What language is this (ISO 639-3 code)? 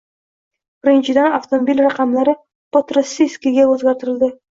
uzb